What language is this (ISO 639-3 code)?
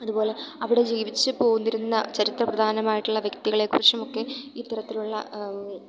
mal